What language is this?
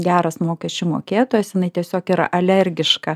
Lithuanian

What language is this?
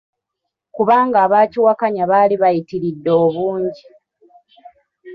Ganda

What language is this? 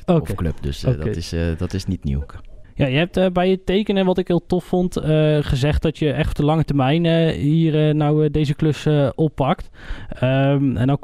Dutch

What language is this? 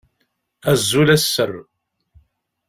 Kabyle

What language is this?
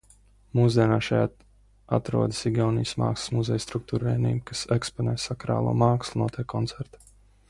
Latvian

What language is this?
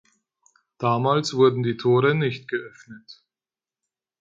German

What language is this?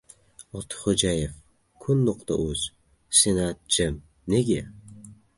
Uzbek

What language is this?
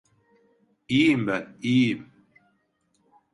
Turkish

